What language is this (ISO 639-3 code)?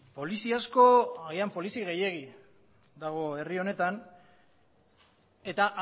eus